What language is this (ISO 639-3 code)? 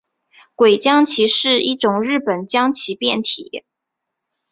zho